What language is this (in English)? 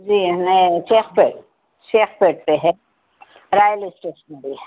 Urdu